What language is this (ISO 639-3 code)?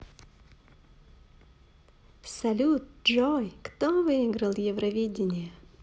rus